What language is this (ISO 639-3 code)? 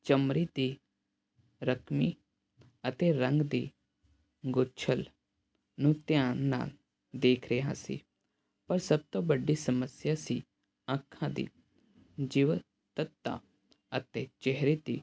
pan